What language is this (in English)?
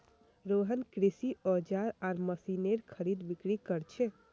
Magahi